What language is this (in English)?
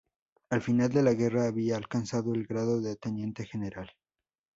Spanish